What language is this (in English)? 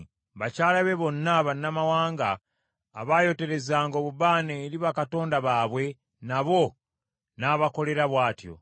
Ganda